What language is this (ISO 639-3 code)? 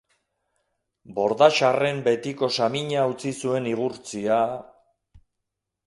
eus